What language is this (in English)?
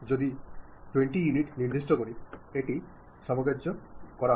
Bangla